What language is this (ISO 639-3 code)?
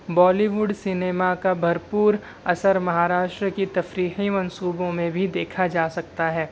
urd